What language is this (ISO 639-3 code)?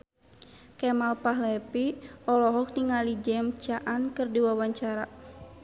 sun